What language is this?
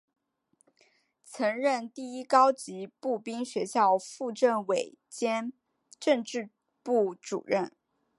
Chinese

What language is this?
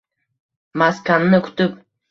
Uzbek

